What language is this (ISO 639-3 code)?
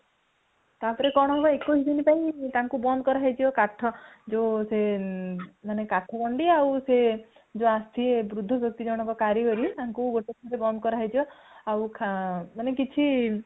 ori